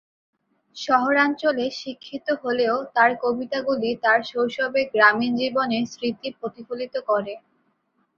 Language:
Bangla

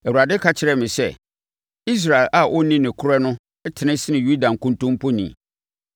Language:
Akan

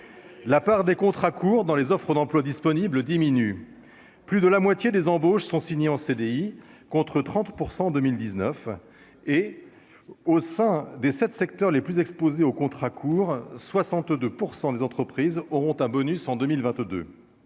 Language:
French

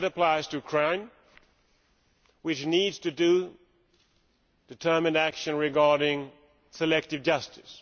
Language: English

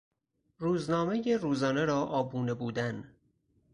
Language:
Persian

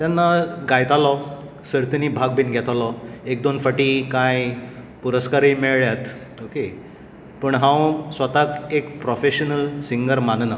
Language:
Konkani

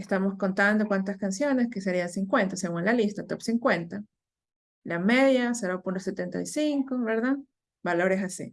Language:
Spanish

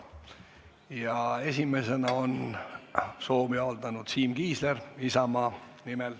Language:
Estonian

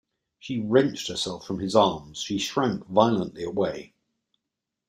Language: English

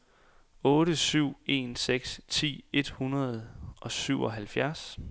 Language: Danish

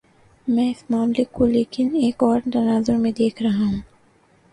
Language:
Urdu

